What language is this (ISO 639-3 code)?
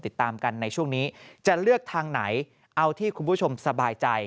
tha